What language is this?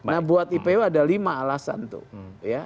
Indonesian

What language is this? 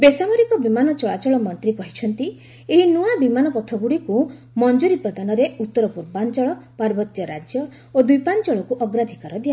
Odia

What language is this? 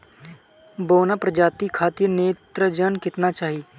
Bhojpuri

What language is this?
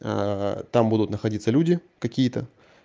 Russian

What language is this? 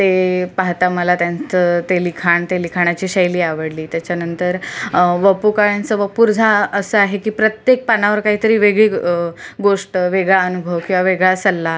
Marathi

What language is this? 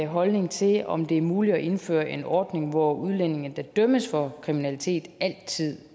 Danish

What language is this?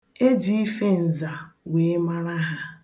Igbo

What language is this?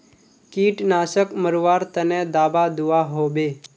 Magahi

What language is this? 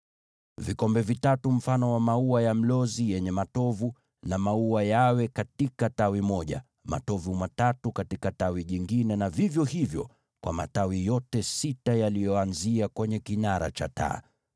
Swahili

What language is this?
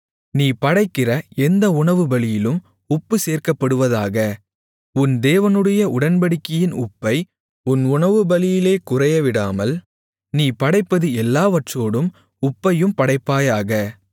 Tamil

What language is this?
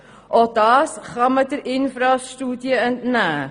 Swiss German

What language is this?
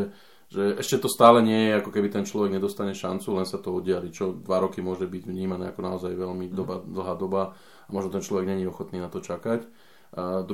Slovak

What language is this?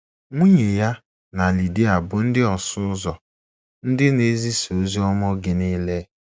Igbo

